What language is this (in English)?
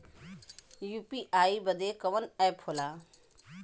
Bhojpuri